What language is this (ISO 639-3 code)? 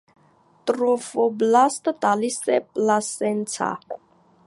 hye